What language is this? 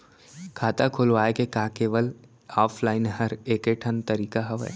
Chhattisgarhi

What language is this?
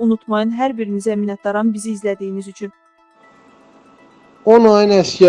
Turkish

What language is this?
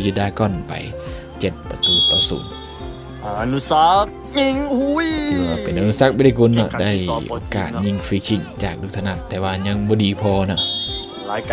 Thai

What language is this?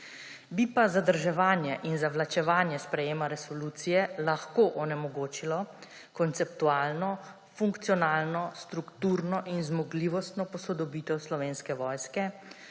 Slovenian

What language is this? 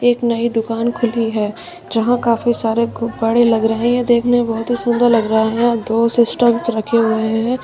Hindi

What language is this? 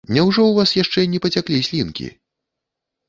Belarusian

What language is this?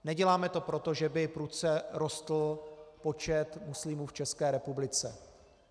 Czech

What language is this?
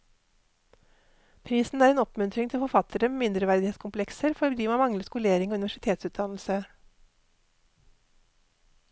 Norwegian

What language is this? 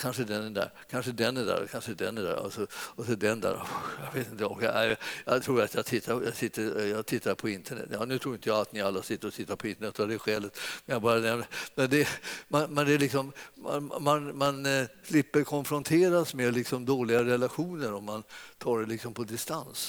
Swedish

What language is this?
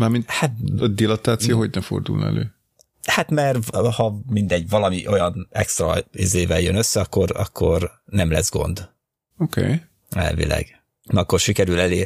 Hungarian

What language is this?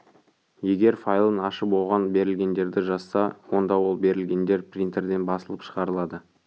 Kazakh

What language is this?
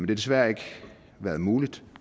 Danish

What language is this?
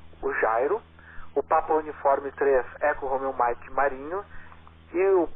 Portuguese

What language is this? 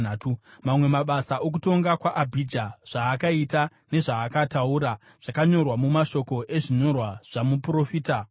Shona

